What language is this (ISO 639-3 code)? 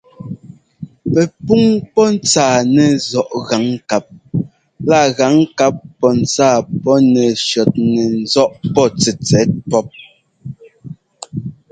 jgo